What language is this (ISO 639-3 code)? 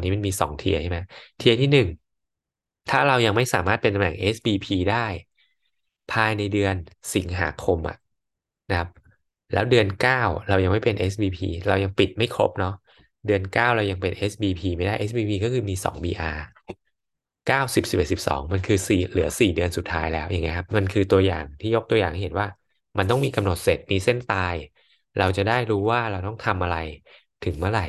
tha